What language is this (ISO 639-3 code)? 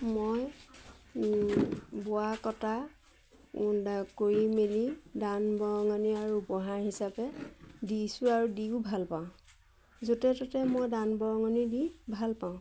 asm